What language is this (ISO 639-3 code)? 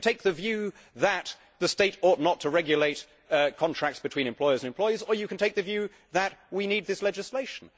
eng